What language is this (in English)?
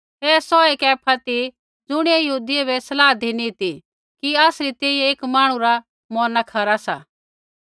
Kullu Pahari